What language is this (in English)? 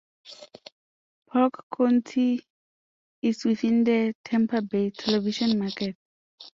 English